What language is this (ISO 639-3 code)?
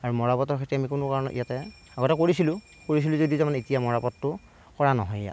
asm